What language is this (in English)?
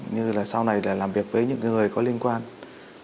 Vietnamese